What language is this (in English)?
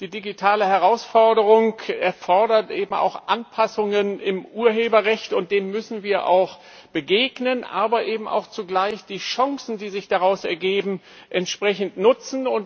German